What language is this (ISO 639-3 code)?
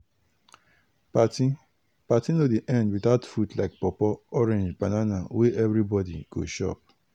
pcm